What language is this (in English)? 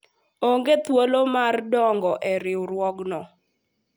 Luo (Kenya and Tanzania)